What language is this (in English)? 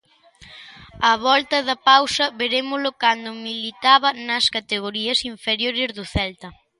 Galician